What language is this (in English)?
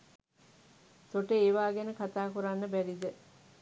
Sinhala